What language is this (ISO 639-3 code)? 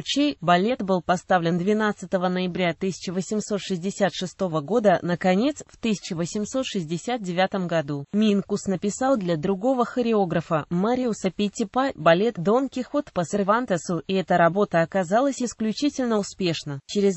rus